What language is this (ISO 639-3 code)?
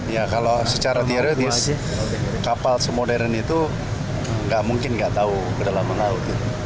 ind